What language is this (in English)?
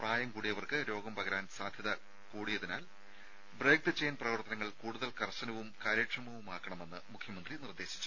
Malayalam